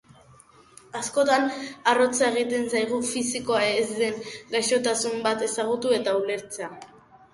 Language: Basque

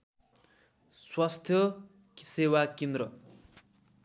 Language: Nepali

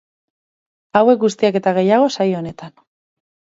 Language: Basque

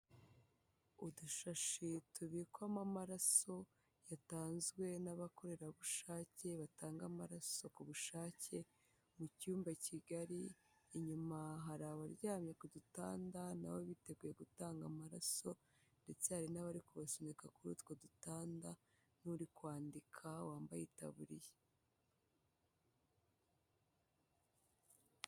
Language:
Kinyarwanda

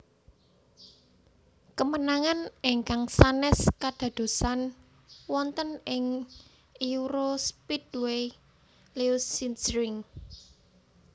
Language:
Javanese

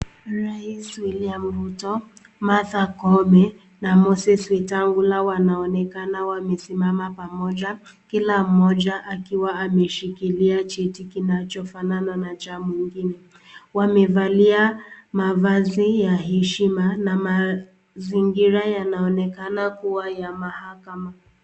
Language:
Swahili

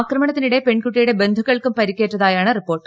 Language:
Malayalam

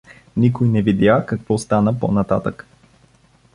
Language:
Bulgarian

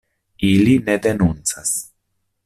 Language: Esperanto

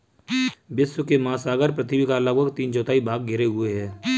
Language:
Hindi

